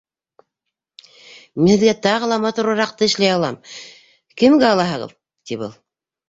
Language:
Bashkir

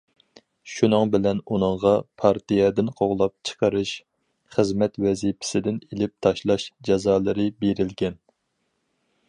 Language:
Uyghur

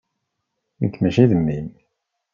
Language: Kabyle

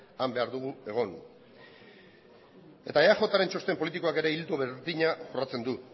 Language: Basque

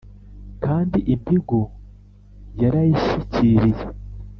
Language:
Kinyarwanda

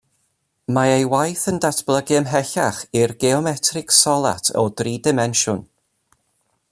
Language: Welsh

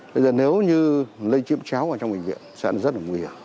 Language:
Vietnamese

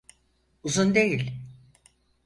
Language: Turkish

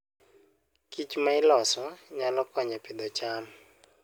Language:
Luo (Kenya and Tanzania)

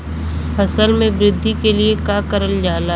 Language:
Bhojpuri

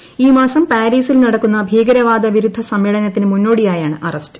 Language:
Malayalam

